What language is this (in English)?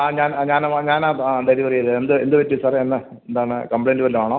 Malayalam